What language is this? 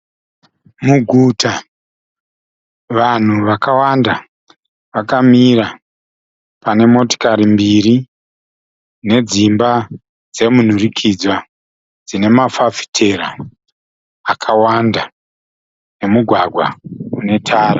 Shona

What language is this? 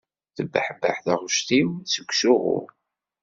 Kabyle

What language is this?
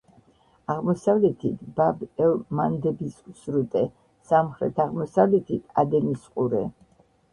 Georgian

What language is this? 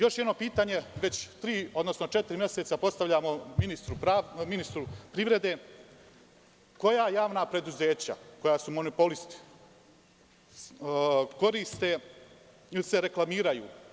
Serbian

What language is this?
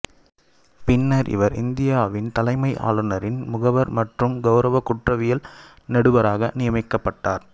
Tamil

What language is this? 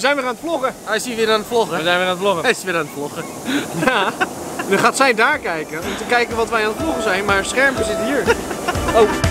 Dutch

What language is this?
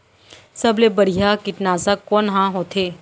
Chhattisgarhi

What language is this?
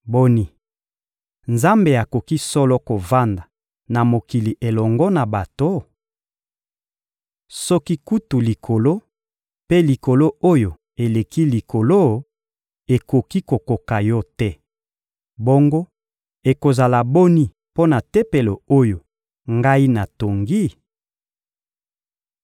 Lingala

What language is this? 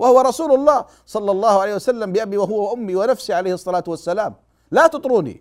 Arabic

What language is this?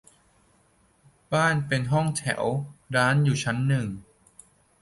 Thai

